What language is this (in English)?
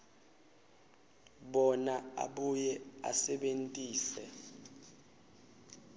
Swati